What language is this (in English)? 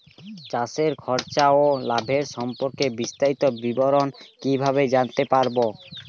Bangla